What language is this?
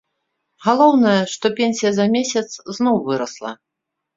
Belarusian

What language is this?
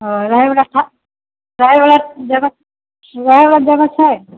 Maithili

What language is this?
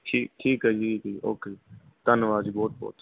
Punjabi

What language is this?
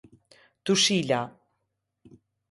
Albanian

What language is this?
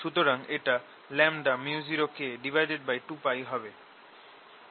Bangla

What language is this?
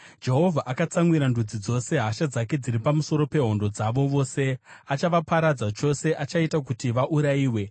Shona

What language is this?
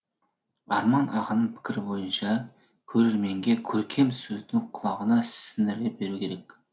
Kazakh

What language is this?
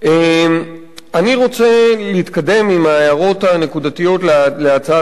Hebrew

